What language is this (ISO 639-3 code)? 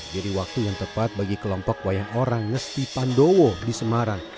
ind